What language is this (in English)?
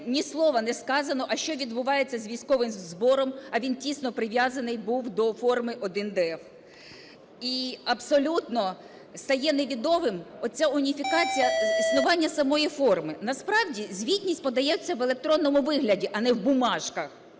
Ukrainian